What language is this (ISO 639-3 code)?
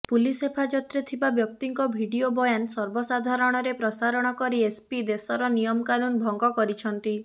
ori